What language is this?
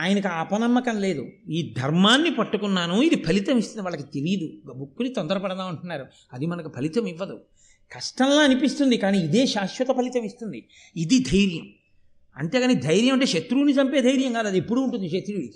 Telugu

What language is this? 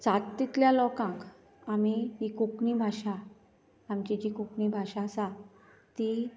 Konkani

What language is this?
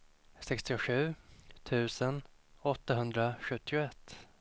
Swedish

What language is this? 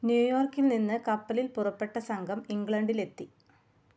Malayalam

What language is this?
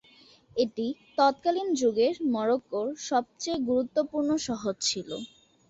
Bangla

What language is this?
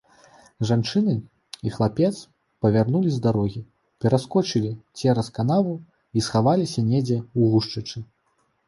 Belarusian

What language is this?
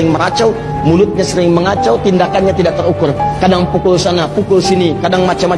Indonesian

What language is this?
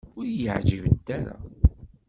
Kabyle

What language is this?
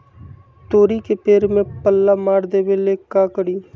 Magahi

